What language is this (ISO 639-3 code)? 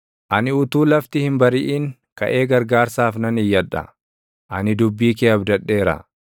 orm